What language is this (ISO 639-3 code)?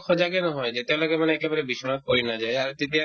asm